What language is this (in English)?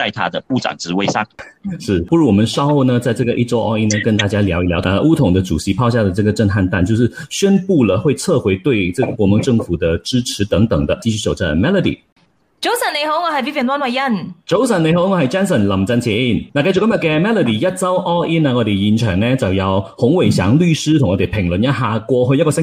Chinese